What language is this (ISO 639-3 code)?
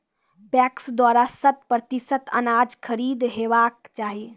mai